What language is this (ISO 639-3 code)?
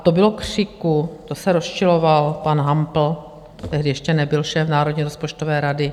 ces